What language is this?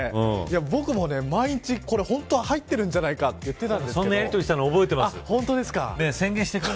Japanese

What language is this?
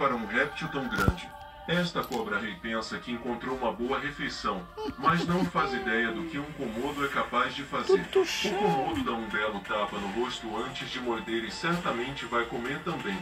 Portuguese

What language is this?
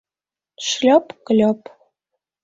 Mari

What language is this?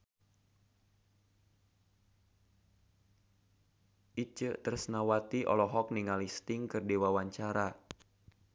Sundanese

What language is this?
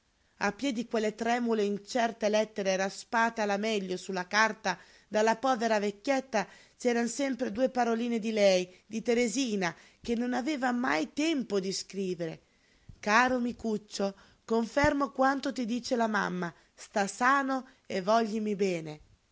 Italian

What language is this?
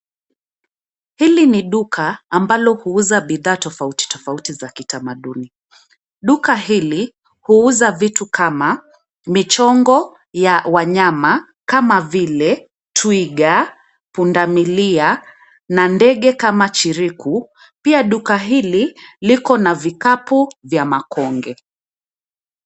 Swahili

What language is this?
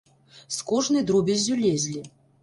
Belarusian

